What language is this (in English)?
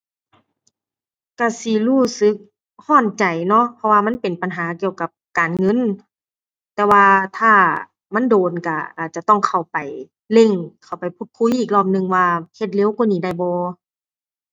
Thai